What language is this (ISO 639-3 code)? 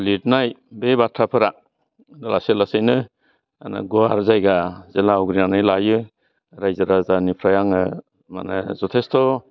brx